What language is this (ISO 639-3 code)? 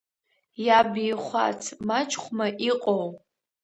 abk